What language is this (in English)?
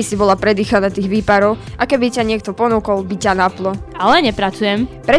Slovak